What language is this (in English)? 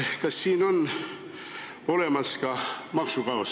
Estonian